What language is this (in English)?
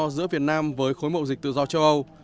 Vietnamese